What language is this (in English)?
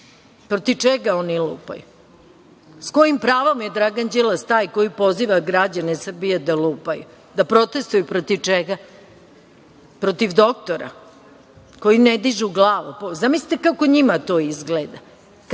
Serbian